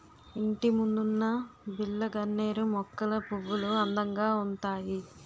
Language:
Telugu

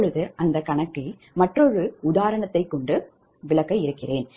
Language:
Tamil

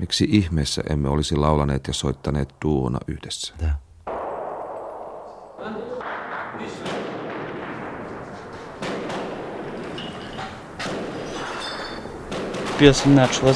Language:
Finnish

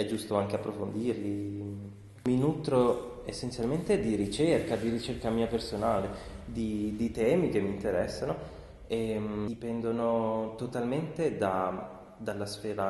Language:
Italian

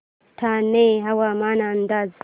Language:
Marathi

